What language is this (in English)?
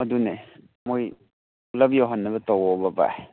Manipuri